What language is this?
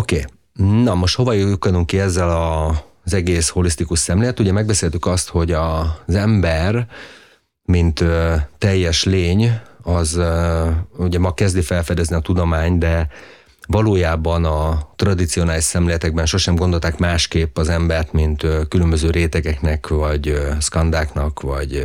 Hungarian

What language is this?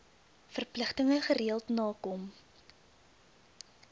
Afrikaans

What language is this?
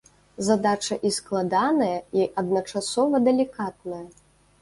Belarusian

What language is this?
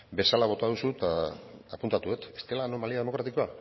Basque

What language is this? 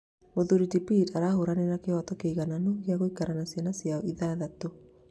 Kikuyu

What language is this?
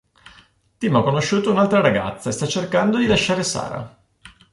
Italian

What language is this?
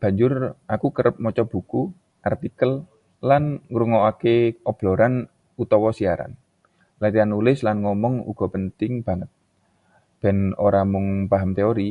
Javanese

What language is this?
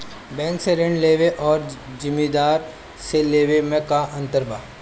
Bhojpuri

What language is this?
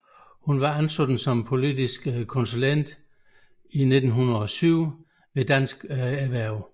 Danish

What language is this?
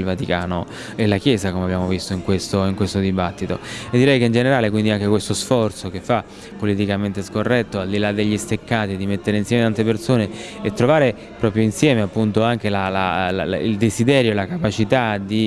Italian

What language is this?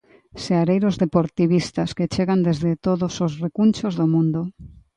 Galician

